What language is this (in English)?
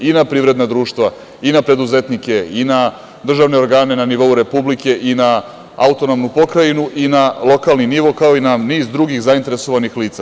Serbian